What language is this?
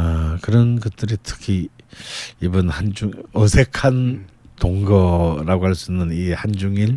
Korean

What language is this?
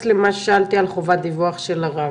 Hebrew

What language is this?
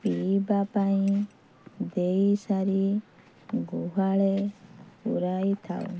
Odia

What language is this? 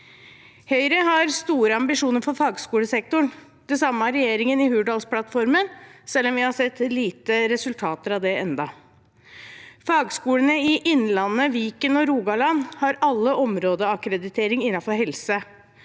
Norwegian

